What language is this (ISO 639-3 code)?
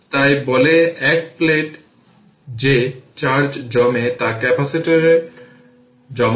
ben